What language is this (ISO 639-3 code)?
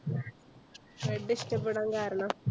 mal